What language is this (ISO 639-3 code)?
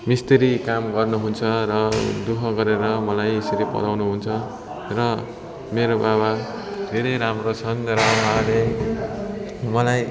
nep